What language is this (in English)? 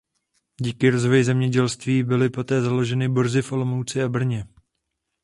Czech